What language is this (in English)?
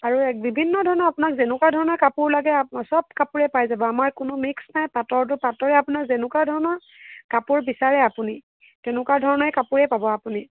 Assamese